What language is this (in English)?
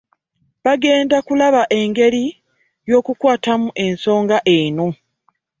Ganda